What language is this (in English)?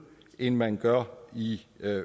Danish